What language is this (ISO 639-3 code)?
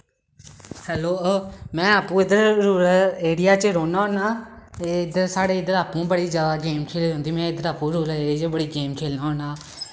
doi